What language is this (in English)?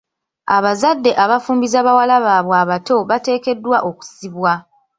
Ganda